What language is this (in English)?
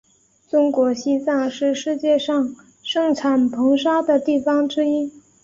Chinese